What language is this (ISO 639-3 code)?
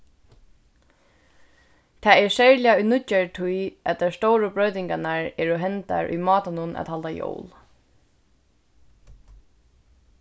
fao